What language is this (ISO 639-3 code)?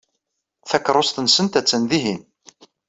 kab